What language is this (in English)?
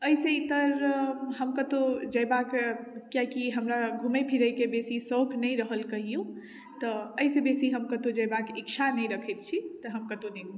Maithili